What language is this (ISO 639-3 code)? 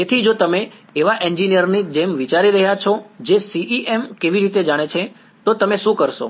guj